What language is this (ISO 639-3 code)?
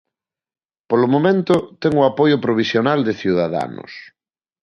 glg